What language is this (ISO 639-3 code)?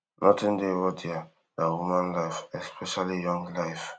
pcm